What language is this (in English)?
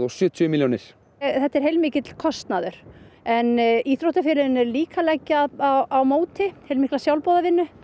Icelandic